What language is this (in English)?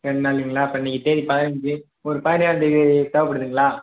Tamil